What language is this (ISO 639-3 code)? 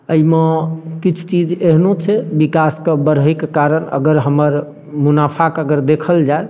mai